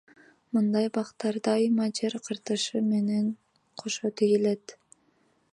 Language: Kyrgyz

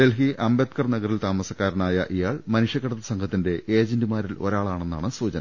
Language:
Malayalam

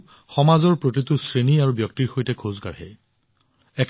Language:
Assamese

